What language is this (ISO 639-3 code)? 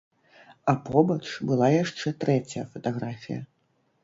bel